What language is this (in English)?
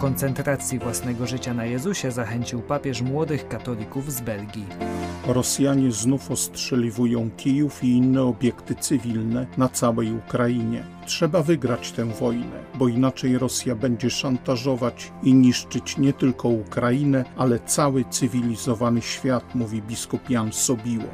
Polish